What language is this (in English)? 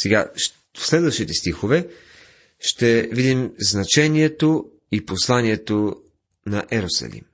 Bulgarian